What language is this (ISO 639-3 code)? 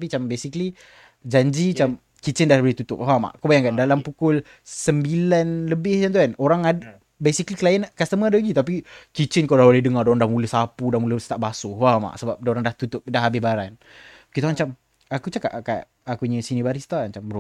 msa